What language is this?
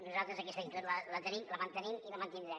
Catalan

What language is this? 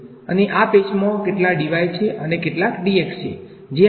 Gujarati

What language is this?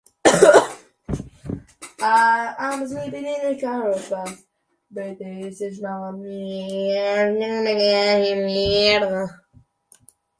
Chinese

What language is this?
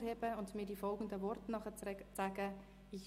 Swiss German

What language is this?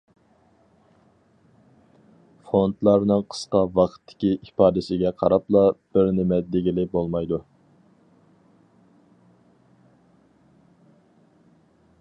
Uyghur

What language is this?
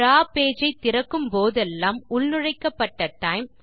Tamil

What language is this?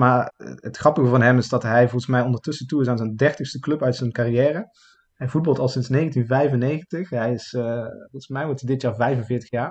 Dutch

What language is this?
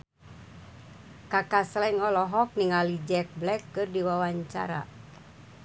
Sundanese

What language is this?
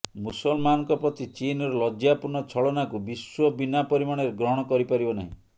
Odia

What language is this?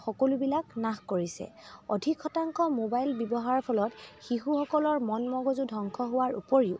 Assamese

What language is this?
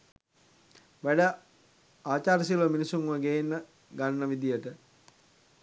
Sinhala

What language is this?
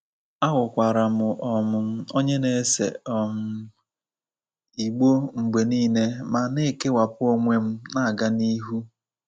Igbo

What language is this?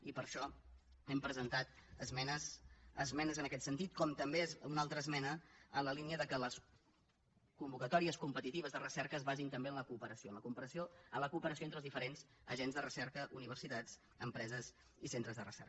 Catalan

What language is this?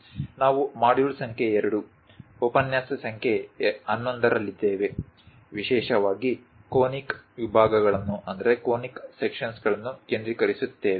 Kannada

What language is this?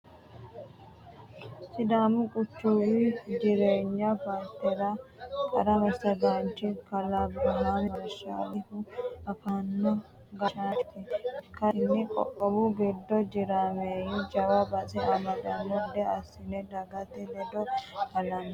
Sidamo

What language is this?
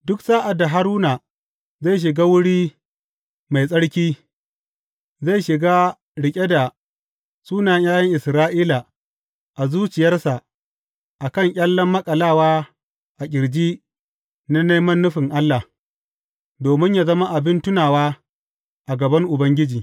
Hausa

